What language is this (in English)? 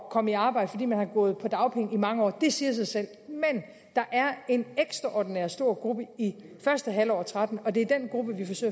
Danish